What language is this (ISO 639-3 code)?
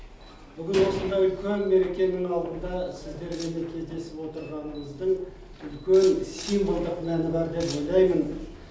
kaz